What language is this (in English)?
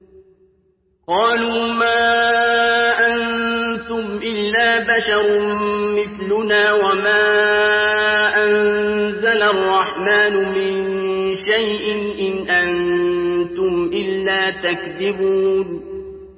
Arabic